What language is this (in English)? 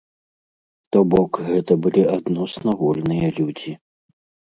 Belarusian